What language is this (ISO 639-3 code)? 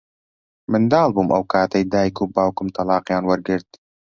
ckb